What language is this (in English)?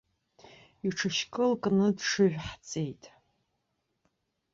Abkhazian